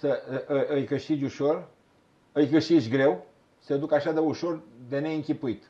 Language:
Romanian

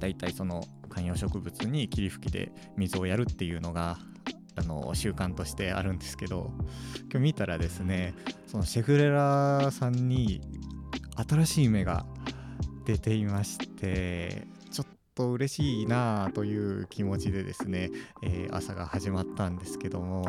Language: Japanese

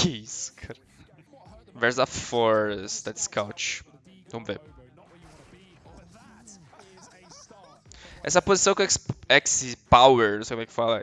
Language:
Portuguese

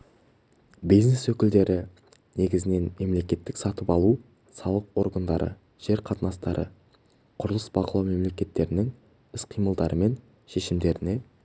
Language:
Kazakh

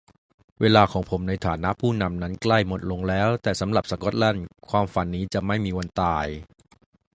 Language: Thai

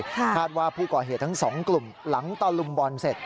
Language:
Thai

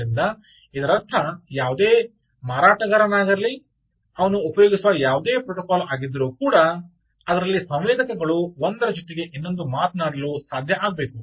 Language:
Kannada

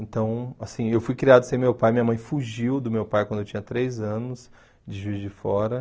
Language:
Portuguese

